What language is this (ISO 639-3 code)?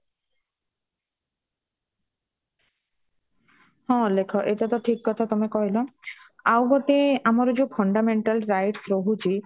ori